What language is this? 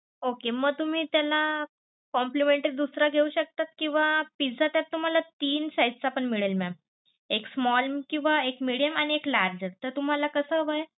Marathi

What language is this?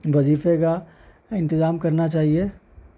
Urdu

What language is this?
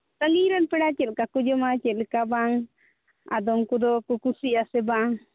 Santali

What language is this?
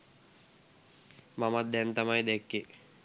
Sinhala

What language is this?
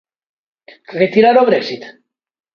Galician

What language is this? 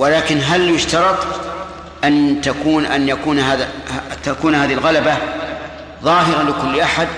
Arabic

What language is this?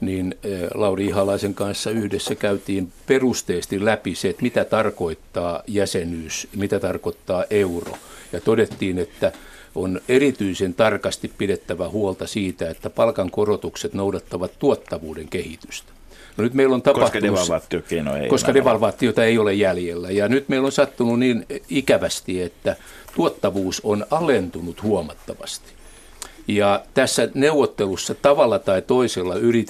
Finnish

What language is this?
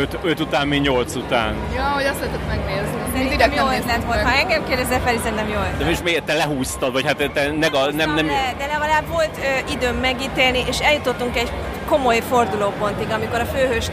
Hungarian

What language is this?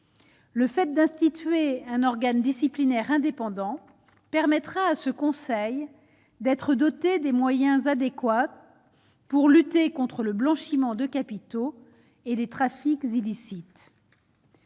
French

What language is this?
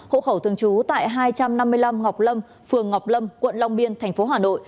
Vietnamese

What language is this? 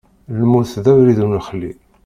Kabyle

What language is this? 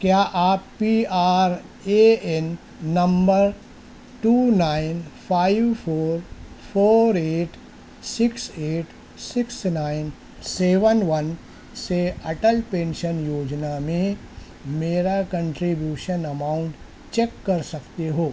Urdu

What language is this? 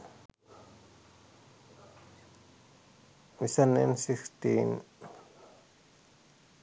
Sinhala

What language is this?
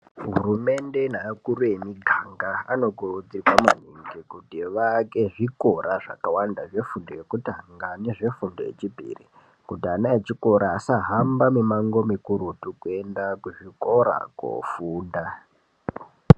Ndau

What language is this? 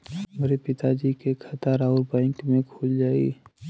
Bhojpuri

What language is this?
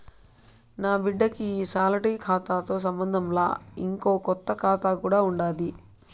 Telugu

